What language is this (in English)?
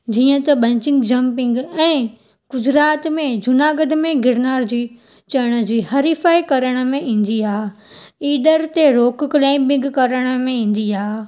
Sindhi